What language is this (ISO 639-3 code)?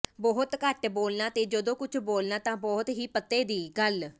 pan